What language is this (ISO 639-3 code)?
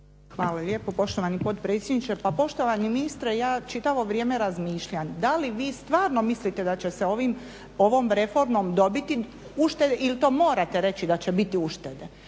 hrv